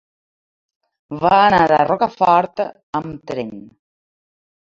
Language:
Catalan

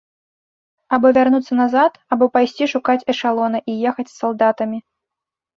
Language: Belarusian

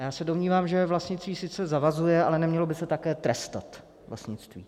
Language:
Czech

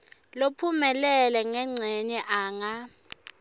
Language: Swati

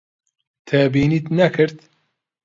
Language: Central Kurdish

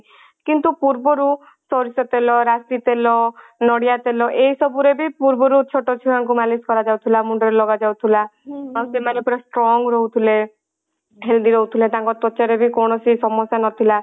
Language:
Odia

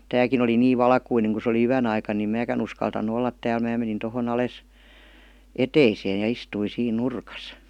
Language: Finnish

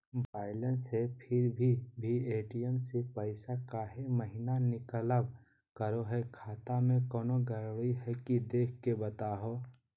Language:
Magahi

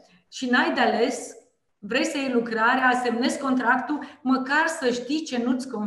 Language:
Romanian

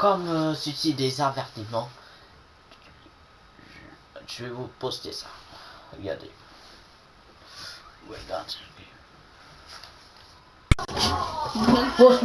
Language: French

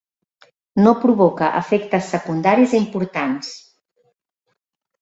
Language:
Catalan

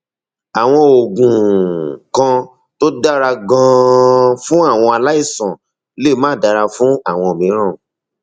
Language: Yoruba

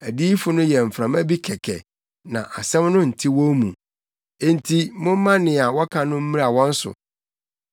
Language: Akan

